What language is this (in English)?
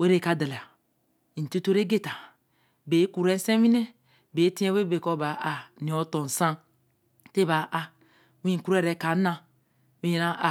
Eleme